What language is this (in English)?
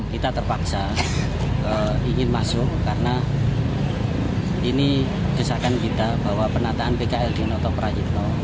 Indonesian